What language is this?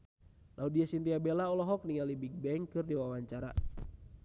Sundanese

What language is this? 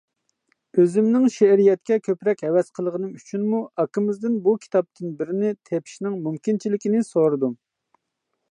Uyghur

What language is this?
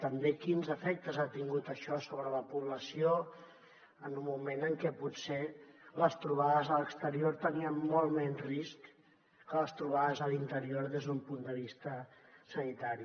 Catalan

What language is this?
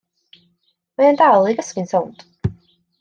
Welsh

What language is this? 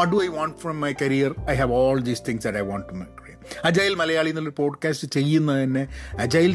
Malayalam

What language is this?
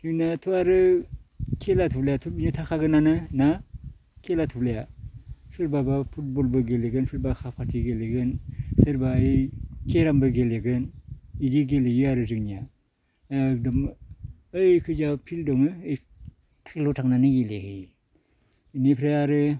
Bodo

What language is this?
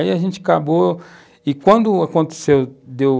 Portuguese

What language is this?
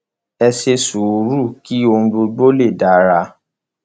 Yoruba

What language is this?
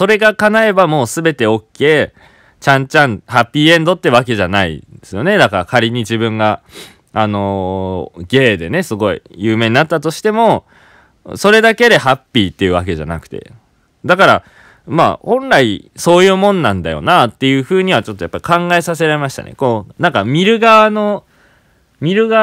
Japanese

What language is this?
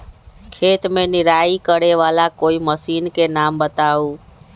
Magahi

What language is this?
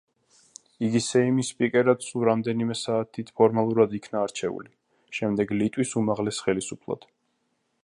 Georgian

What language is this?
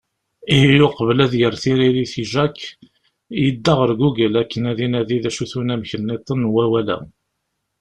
Kabyle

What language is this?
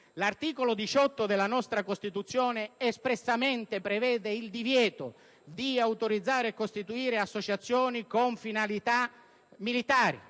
Italian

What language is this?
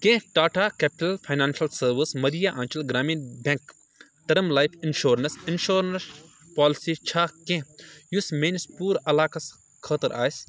Kashmiri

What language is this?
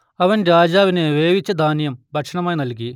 Malayalam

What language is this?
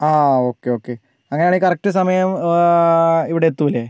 Malayalam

